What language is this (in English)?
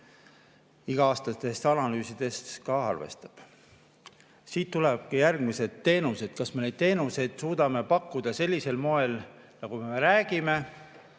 Estonian